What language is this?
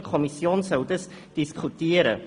Swiss German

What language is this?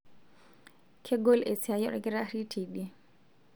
Masai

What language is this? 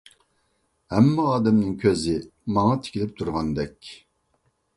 Uyghur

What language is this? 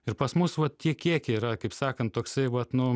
Lithuanian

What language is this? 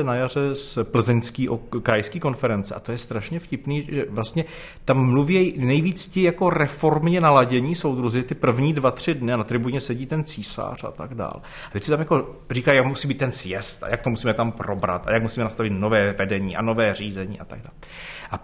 Czech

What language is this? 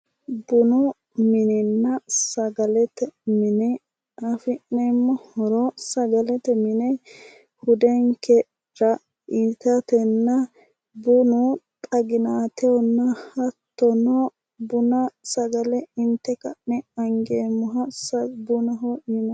Sidamo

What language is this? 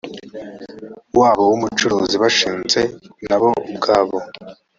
Kinyarwanda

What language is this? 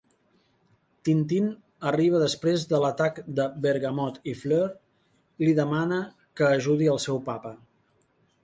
Catalan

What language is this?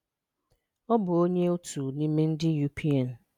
Igbo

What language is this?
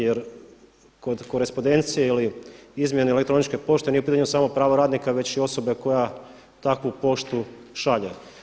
Croatian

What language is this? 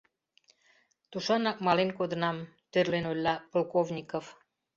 Mari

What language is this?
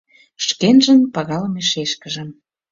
Mari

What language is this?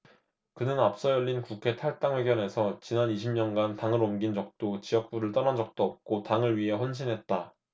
Korean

